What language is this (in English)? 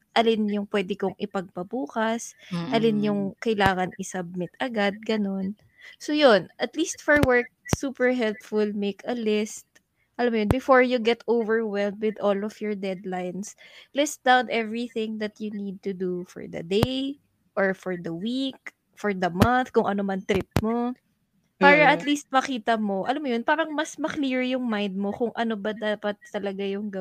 Filipino